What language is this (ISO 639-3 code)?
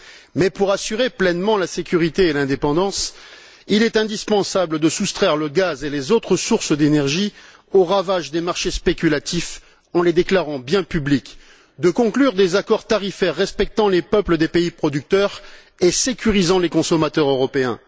fra